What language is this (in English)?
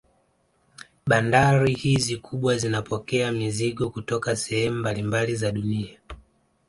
Swahili